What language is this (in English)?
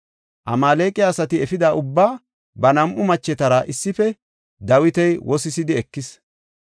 Gofa